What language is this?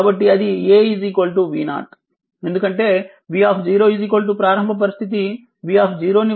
Telugu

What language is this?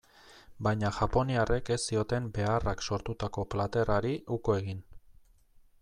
Basque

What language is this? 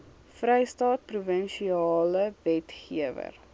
Afrikaans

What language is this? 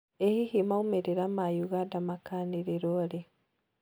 Kikuyu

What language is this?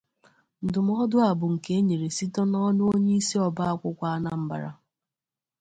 Igbo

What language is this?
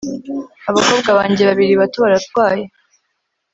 Kinyarwanda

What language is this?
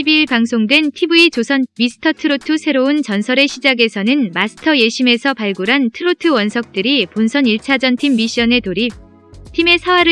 Korean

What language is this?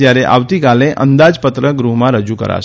Gujarati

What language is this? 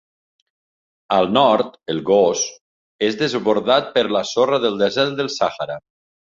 Catalan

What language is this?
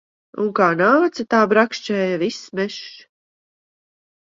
Latvian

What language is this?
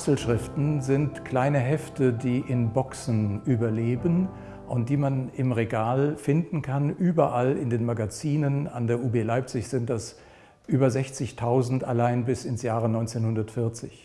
German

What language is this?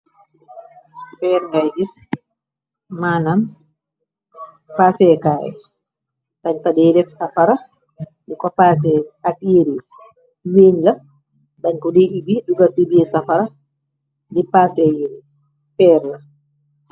Wolof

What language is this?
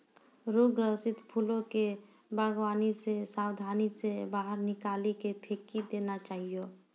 Maithili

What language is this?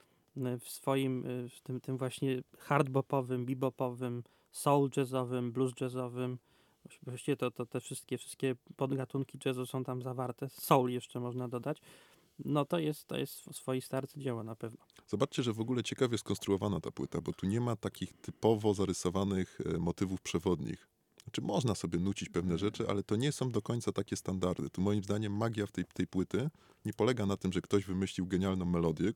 Polish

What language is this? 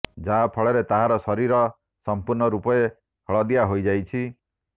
Odia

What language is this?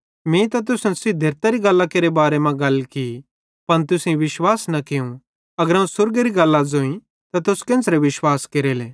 Bhadrawahi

